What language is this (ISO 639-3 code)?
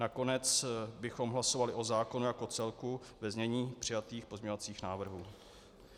ces